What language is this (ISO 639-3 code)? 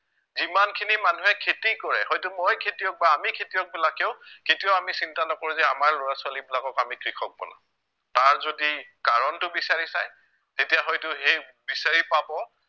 asm